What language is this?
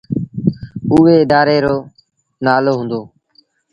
Sindhi Bhil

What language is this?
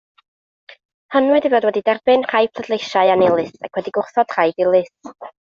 Welsh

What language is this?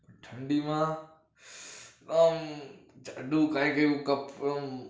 Gujarati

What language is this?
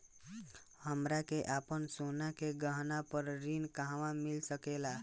Bhojpuri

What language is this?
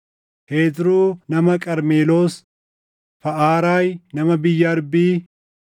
Oromo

